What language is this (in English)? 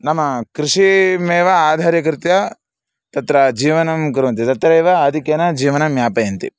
Sanskrit